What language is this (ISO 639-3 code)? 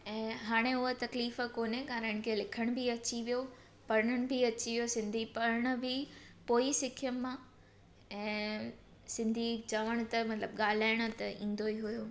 snd